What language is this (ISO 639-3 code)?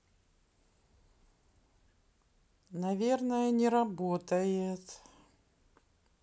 rus